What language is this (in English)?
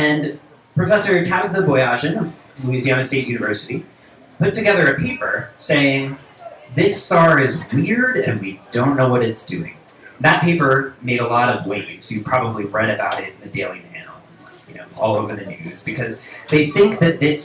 English